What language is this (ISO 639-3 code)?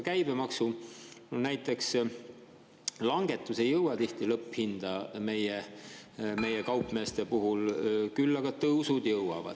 est